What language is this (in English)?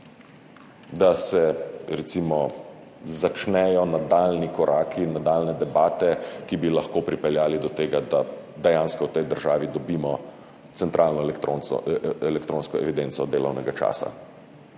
Slovenian